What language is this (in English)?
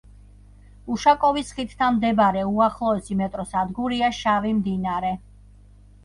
Georgian